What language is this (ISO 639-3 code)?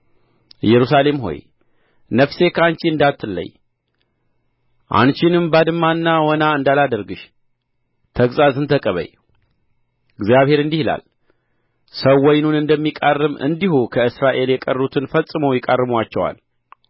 amh